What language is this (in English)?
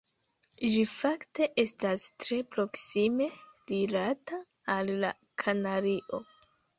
Esperanto